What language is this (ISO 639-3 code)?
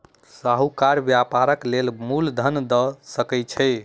mai